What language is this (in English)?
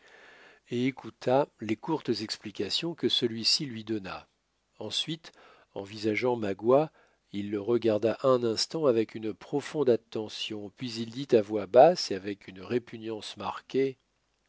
French